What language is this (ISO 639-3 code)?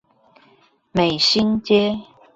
zho